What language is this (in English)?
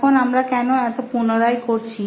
Bangla